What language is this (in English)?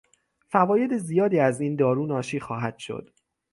Persian